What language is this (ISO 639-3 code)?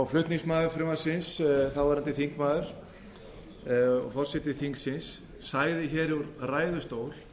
isl